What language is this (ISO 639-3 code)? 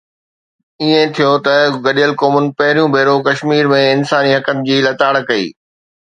snd